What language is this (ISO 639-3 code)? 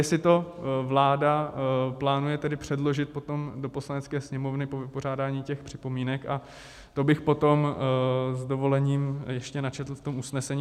ces